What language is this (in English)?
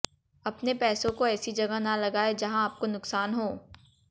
Hindi